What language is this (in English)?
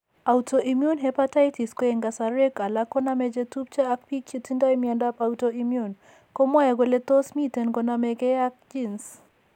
Kalenjin